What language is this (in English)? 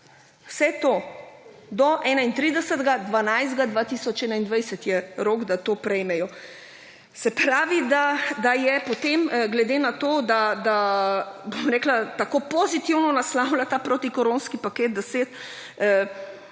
Slovenian